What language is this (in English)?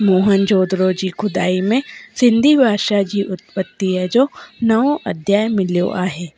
Sindhi